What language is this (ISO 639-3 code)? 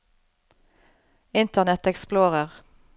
nor